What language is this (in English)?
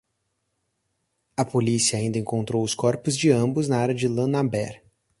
Portuguese